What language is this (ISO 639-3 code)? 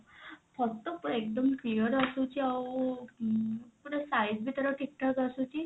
ori